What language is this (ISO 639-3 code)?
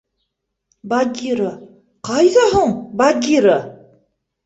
bak